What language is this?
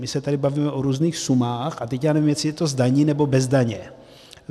Czech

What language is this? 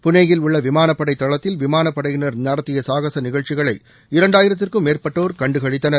Tamil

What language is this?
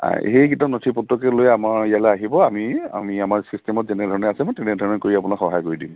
Assamese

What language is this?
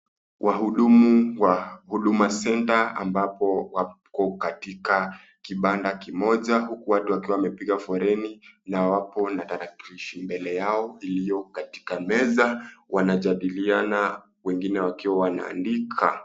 Swahili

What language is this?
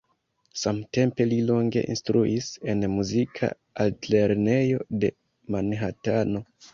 Esperanto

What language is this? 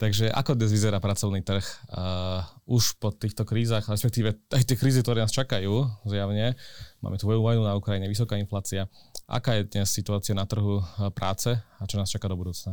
Slovak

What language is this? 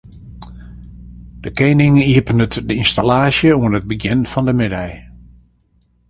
Western Frisian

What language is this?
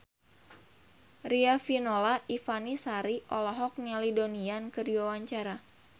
Sundanese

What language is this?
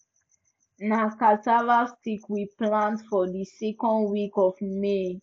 Nigerian Pidgin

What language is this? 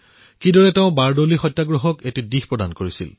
Assamese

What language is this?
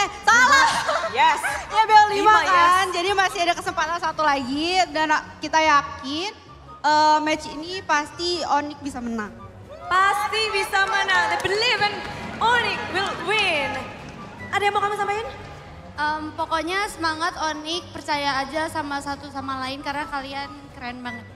Indonesian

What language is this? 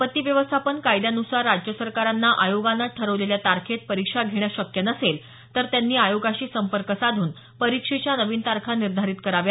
Marathi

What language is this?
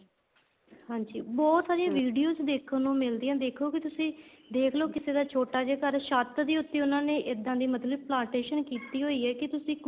Punjabi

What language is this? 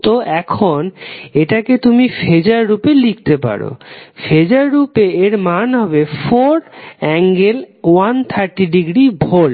Bangla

